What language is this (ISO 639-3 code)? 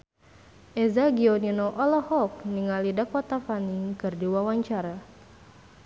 sun